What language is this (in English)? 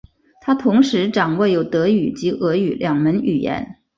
Chinese